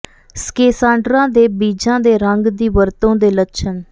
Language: Punjabi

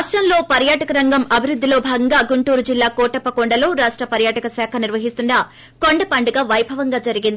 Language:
Telugu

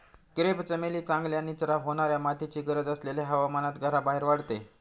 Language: Marathi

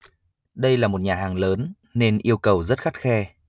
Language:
Vietnamese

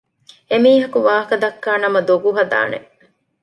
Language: Divehi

